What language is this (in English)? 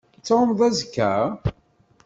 Kabyle